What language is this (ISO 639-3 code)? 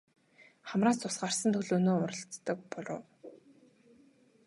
mon